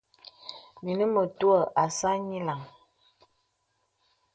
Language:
Bebele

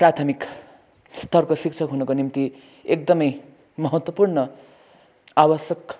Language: Nepali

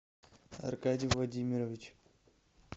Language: Russian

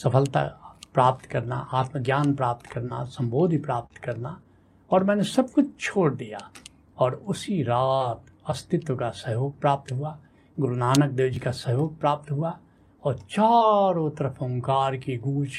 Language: Hindi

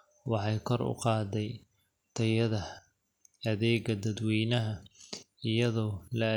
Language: Somali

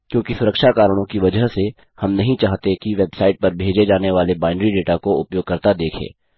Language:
Hindi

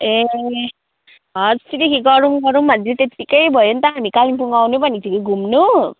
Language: Nepali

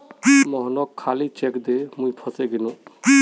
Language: Magahi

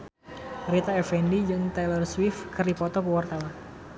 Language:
Sundanese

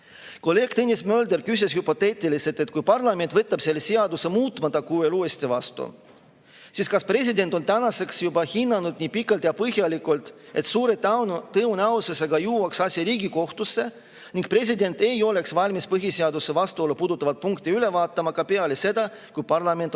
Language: Estonian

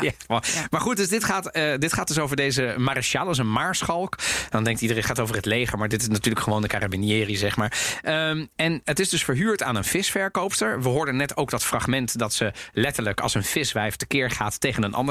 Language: Dutch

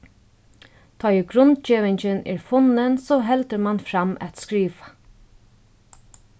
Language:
Faroese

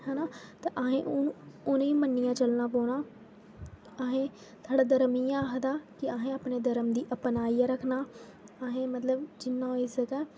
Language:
Dogri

